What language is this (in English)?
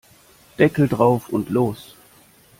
German